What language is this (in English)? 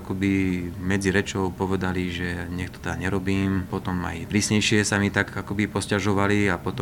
Slovak